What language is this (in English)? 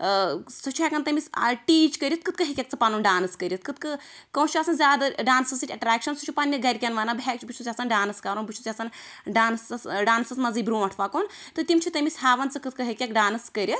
Kashmiri